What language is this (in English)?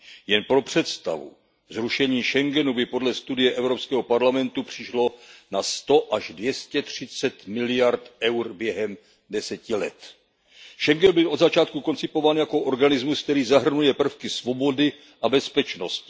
Czech